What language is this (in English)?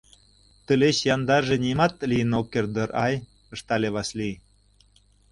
Mari